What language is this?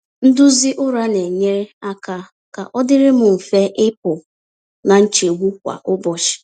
Igbo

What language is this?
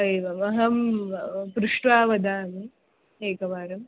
Sanskrit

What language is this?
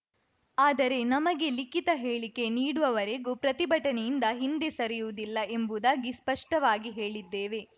Kannada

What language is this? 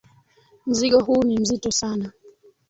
Swahili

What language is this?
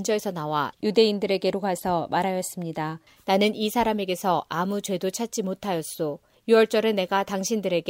Korean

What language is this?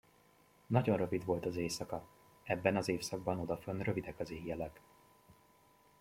Hungarian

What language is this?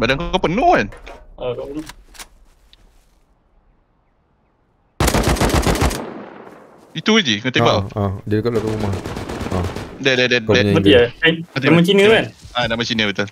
Malay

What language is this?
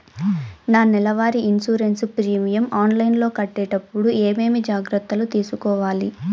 Telugu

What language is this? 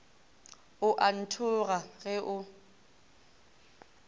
Northern Sotho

